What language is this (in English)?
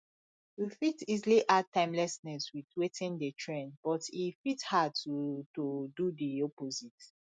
Nigerian Pidgin